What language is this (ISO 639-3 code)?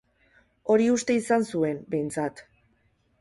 eus